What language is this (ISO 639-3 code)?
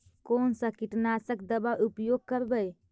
mag